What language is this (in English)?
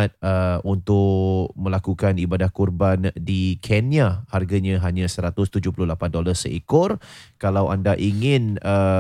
Malay